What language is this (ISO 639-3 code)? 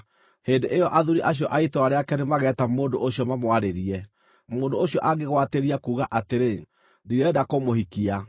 kik